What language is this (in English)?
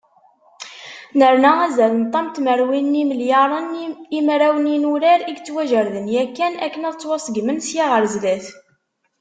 Kabyle